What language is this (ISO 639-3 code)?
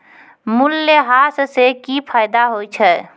mai